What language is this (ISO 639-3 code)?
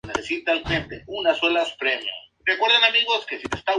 spa